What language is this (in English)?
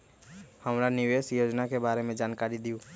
Magahi